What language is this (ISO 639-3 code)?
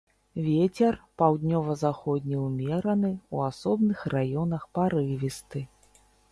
bel